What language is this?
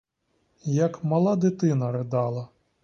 Ukrainian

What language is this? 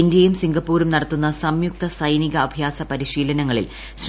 Malayalam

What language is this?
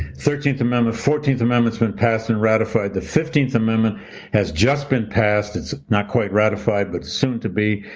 English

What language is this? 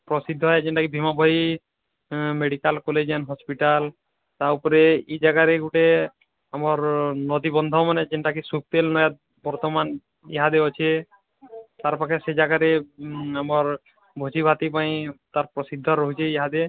Odia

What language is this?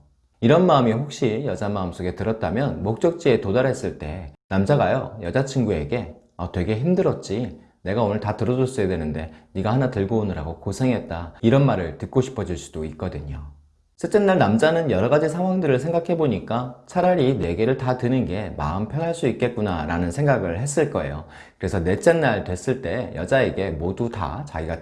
Korean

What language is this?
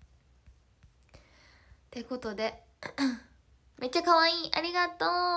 Japanese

